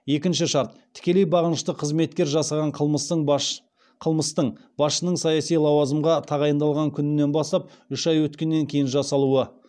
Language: Kazakh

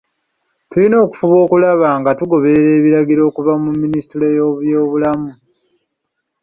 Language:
Ganda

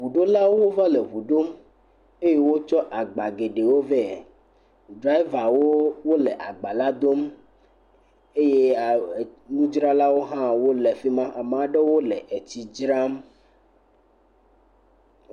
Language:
Ewe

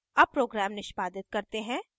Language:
Hindi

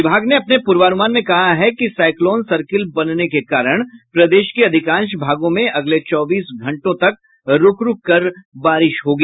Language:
Hindi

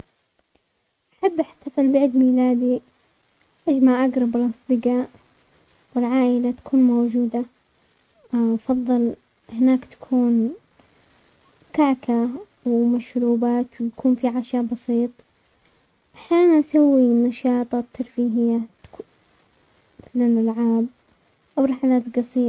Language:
Omani Arabic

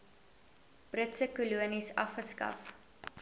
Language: Afrikaans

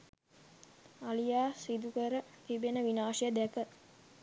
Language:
Sinhala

